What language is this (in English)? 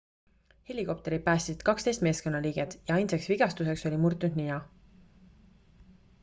Estonian